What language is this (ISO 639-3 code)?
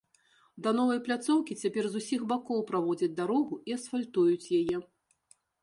bel